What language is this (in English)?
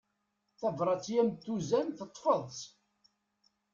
Kabyle